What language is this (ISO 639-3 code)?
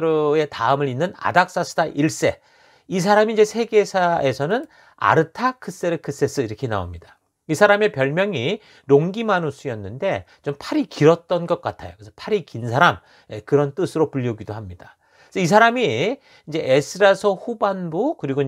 kor